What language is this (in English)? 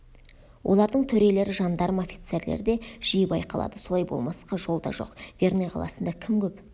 Kazakh